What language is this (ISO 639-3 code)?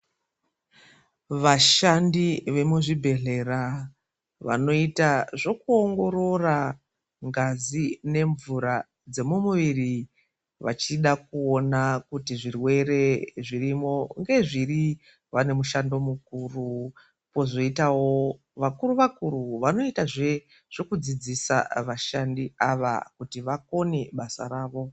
ndc